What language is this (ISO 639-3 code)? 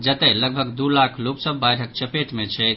mai